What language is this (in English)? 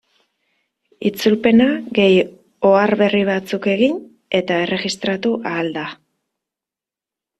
Basque